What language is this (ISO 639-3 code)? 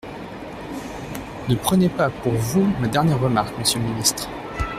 fra